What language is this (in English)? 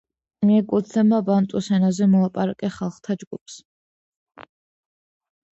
Georgian